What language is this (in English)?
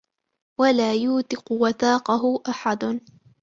Arabic